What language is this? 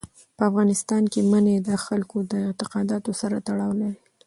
Pashto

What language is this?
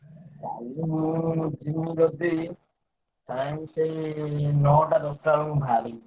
Odia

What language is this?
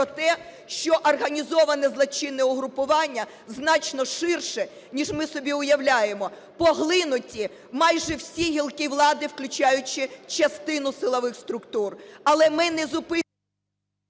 Ukrainian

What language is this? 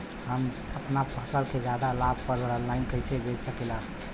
Bhojpuri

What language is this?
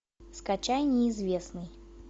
Russian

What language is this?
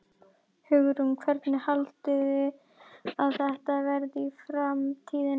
Icelandic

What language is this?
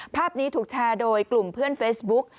Thai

